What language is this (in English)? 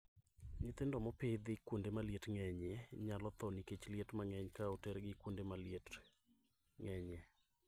Luo (Kenya and Tanzania)